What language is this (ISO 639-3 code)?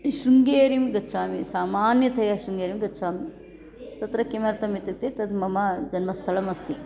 san